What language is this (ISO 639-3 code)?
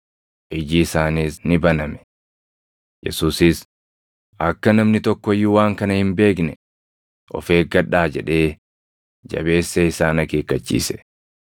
orm